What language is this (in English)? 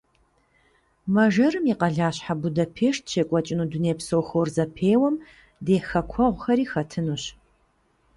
Kabardian